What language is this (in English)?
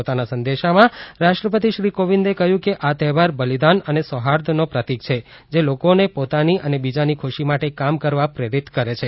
Gujarati